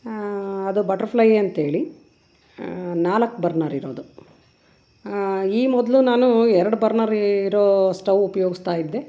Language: Kannada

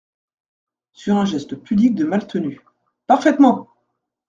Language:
French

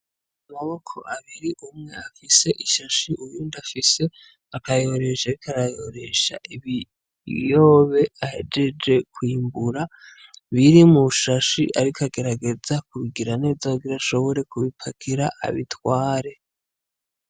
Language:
Rundi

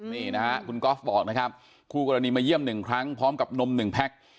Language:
Thai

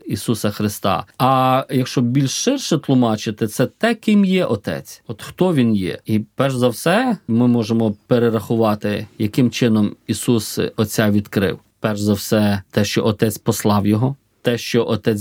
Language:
Ukrainian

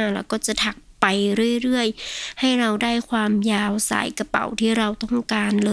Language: Thai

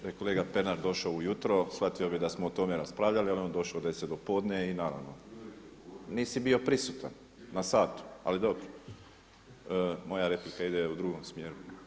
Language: Croatian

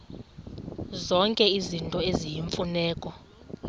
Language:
Xhosa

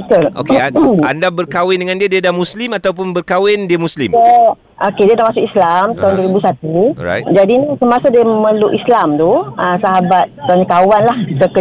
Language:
Malay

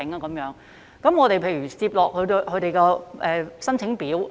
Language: Cantonese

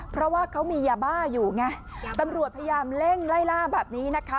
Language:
Thai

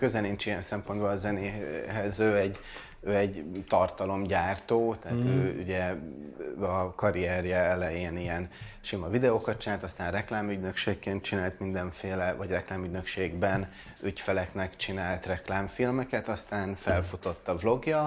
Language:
Hungarian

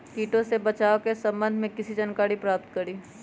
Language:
Magahi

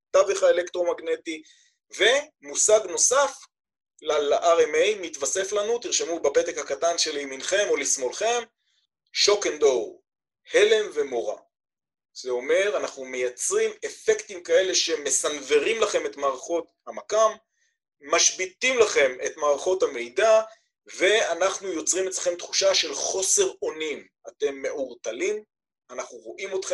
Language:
Hebrew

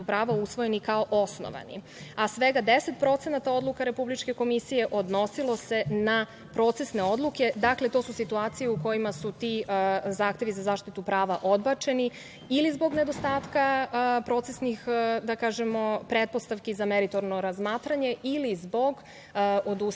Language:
Serbian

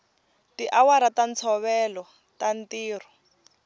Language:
Tsonga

